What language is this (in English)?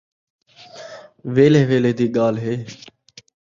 Saraiki